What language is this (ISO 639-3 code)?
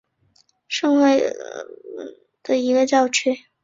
zho